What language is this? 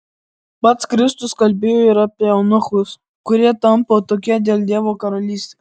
Lithuanian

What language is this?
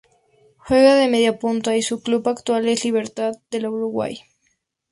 Spanish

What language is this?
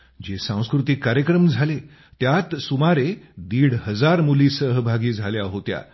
Marathi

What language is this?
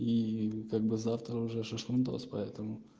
Russian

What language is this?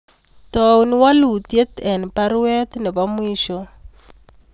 Kalenjin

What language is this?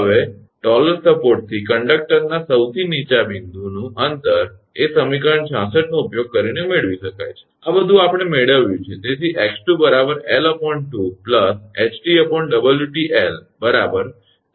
Gujarati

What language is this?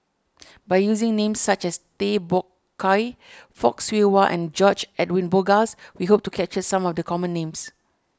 English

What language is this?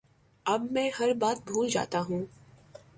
Urdu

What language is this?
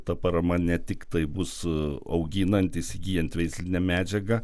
Lithuanian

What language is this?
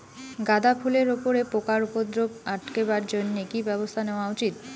Bangla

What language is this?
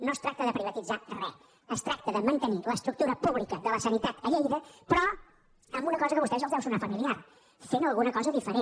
Catalan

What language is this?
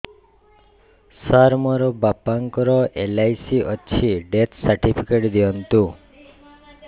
Odia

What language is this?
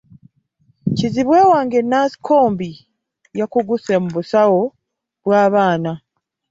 Ganda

